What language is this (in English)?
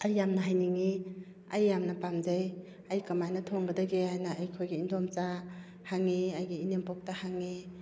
Manipuri